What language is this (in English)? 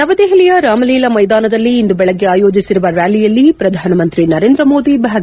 Kannada